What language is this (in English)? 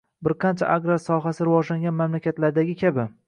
Uzbek